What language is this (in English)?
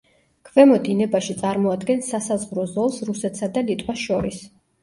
Georgian